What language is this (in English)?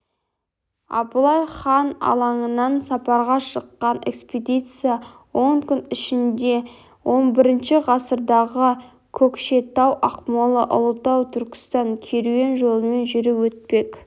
Kazakh